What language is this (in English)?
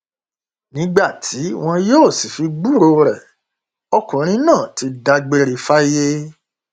Yoruba